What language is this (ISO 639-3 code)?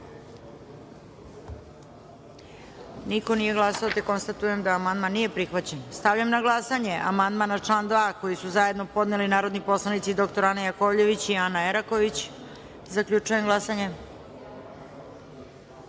srp